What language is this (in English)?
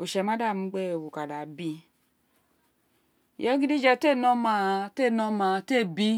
Isekiri